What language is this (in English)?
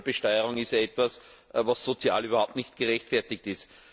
German